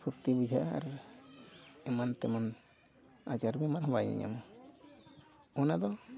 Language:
Santali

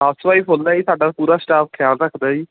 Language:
Punjabi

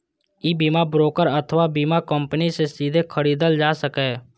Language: Maithili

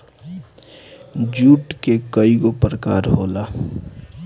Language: Bhojpuri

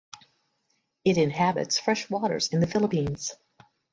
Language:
English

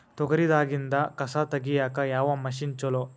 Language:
Kannada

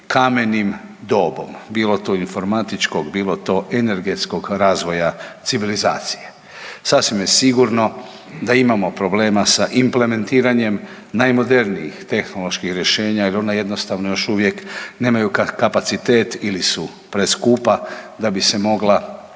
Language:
Croatian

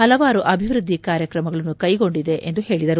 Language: Kannada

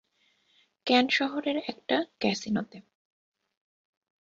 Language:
Bangla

